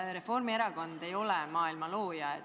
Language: Estonian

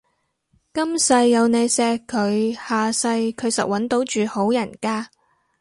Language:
Cantonese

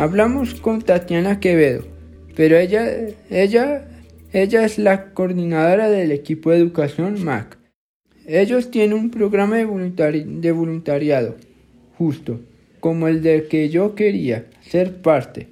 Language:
Spanish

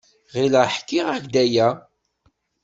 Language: Kabyle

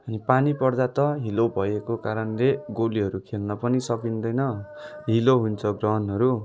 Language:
Nepali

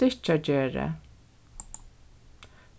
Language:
Faroese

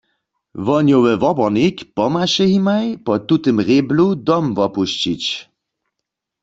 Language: Upper Sorbian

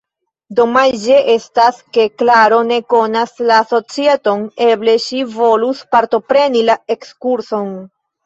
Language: Esperanto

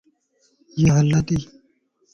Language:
Lasi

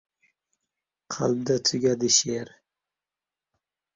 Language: Uzbek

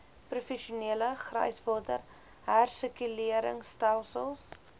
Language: Afrikaans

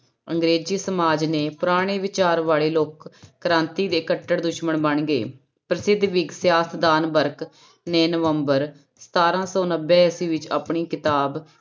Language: Punjabi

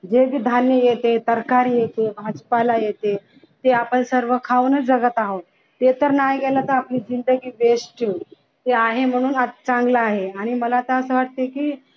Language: Marathi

